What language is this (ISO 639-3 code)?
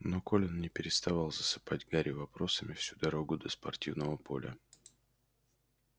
rus